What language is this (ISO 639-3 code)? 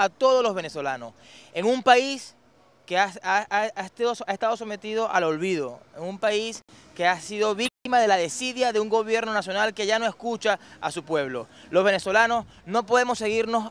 spa